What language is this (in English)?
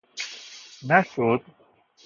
Persian